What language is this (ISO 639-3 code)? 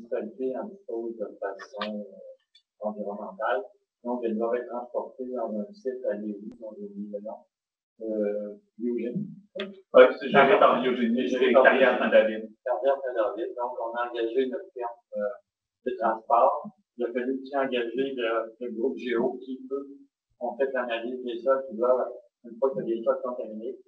fra